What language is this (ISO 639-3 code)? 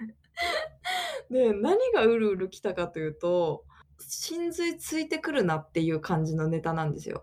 jpn